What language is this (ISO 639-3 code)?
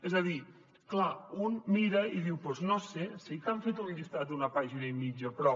cat